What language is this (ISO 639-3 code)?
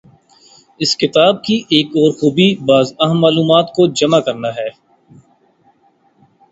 urd